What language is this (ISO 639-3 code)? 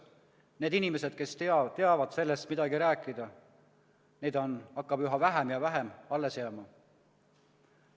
est